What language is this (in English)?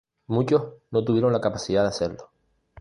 Spanish